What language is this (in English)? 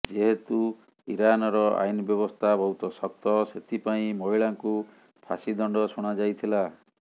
Odia